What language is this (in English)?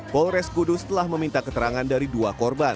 Indonesian